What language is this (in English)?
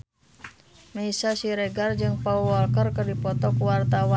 Sundanese